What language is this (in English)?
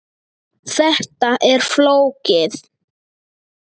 Icelandic